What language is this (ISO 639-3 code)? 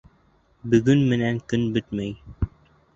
bak